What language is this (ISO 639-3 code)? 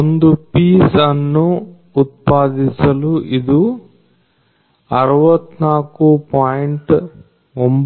kan